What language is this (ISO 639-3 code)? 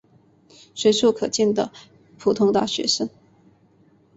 zho